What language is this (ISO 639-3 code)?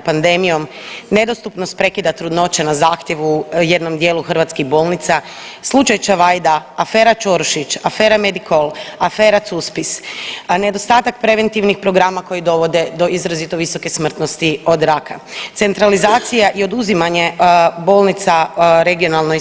hrv